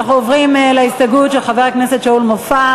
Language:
Hebrew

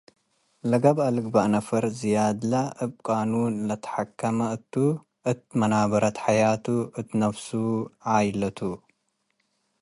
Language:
Tigre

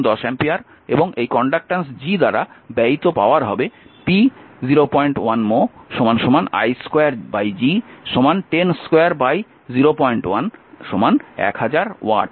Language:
Bangla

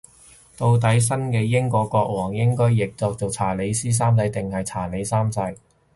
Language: Cantonese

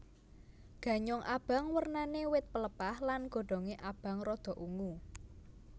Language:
Javanese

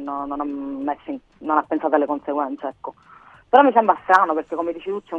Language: Italian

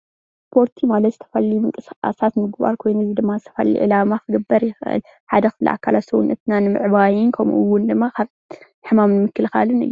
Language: Tigrinya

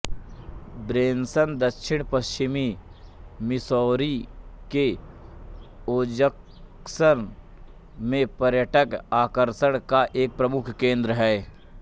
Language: Hindi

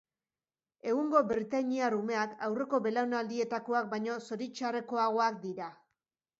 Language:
Basque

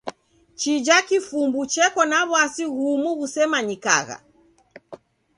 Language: Taita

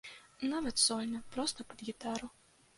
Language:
Belarusian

